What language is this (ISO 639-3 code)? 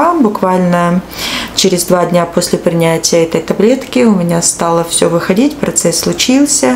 rus